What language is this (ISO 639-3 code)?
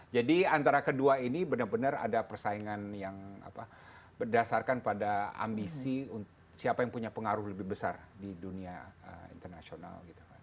ind